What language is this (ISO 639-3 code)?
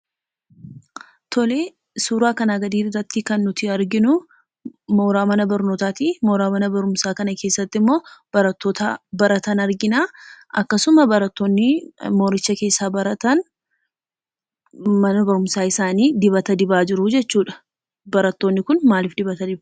orm